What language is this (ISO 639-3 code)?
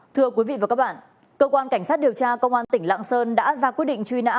vie